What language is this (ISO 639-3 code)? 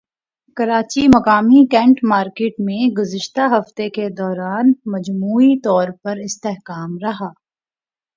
urd